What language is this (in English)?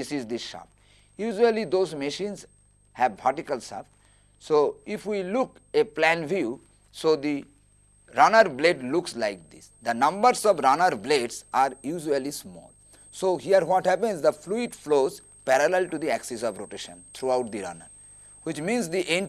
English